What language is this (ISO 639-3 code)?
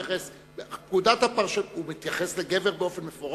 heb